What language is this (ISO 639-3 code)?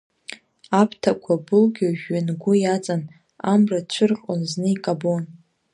abk